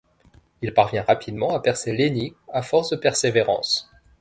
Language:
French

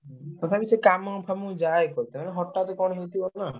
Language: Odia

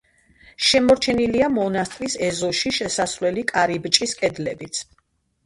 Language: Georgian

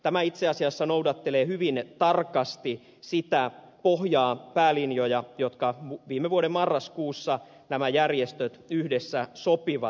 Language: Finnish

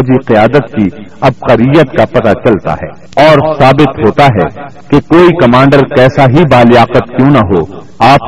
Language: Urdu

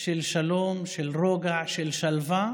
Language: Hebrew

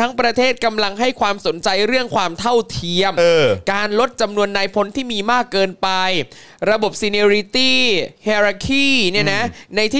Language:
Thai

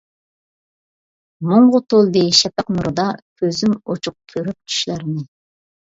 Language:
Uyghur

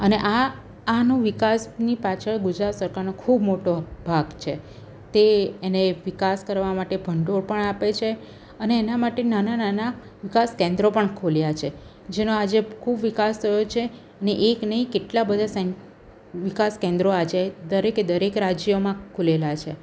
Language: Gujarati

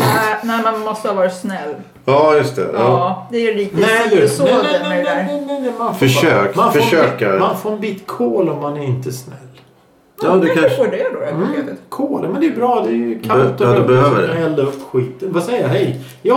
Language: Swedish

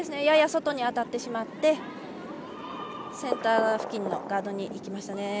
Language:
Japanese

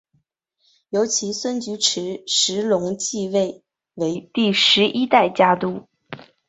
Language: Chinese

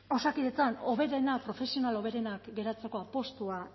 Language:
Basque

